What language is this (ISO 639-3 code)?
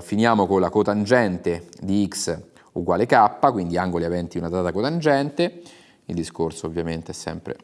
ita